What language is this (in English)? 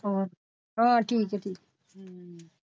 Punjabi